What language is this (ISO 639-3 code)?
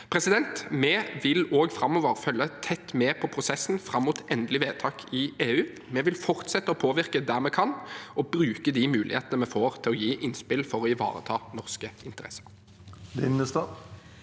nor